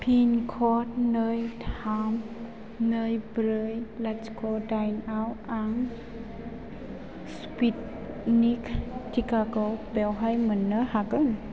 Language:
Bodo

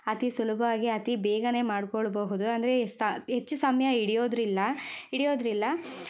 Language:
Kannada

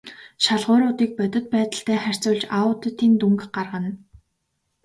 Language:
Mongolian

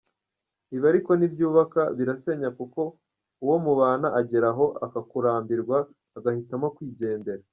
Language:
Kinyarwanda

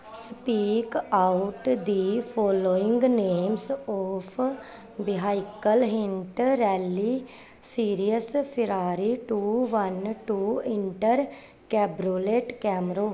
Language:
Punjabi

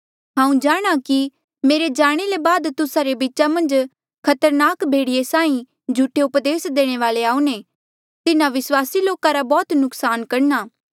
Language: Mandeali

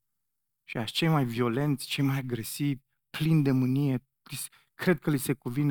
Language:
Romanian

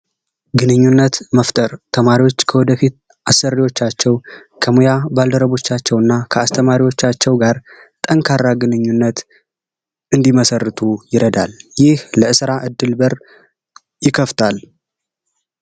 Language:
Amharic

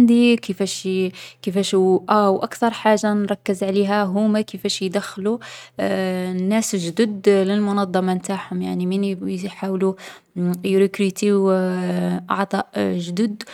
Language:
Algerian Arabic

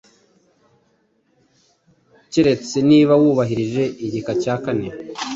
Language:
Kinyarwanda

